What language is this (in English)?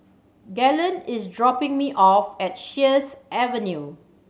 English